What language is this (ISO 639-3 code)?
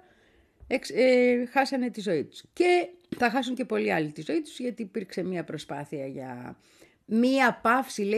ell